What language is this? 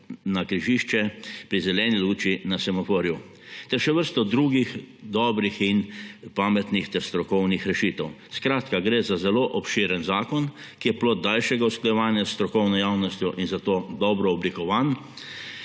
Slovenian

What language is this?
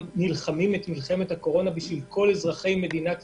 Hebrew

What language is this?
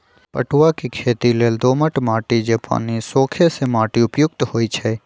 Magahi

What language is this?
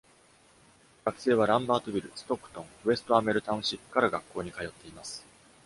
Japanese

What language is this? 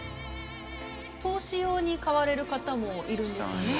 Japanese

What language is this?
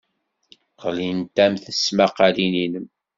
Kabyle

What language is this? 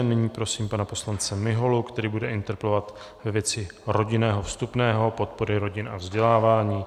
Czech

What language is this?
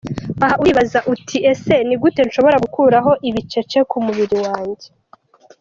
Kinyarwanda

